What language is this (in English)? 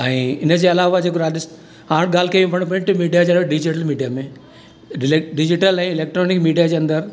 Sindhi